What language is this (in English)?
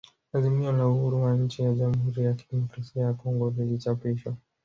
Swahili